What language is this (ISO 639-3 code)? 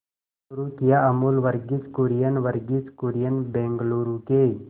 hin